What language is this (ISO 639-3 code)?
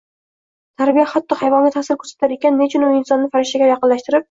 uzb